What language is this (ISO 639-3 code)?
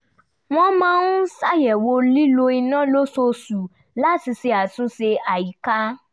yor